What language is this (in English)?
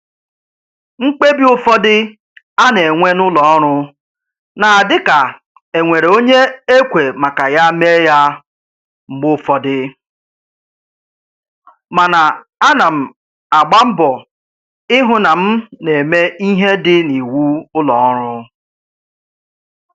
Igbo